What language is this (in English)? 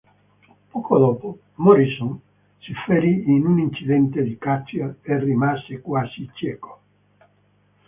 Italian